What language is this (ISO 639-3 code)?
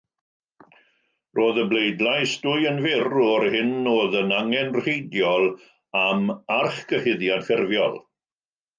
cym